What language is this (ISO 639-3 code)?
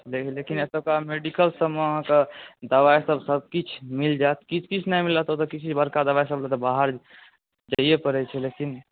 mai